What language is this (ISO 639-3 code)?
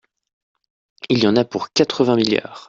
fra